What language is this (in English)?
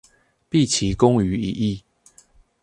Chinese